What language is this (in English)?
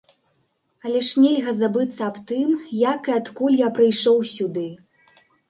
Belarusian